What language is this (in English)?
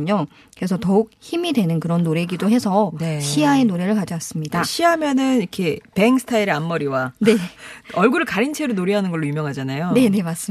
Korean